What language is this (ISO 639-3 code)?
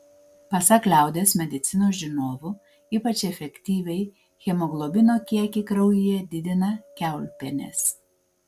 lit